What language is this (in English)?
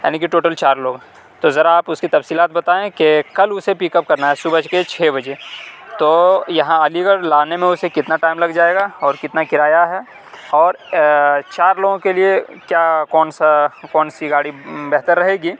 Urdu